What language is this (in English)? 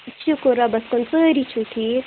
Kashmiri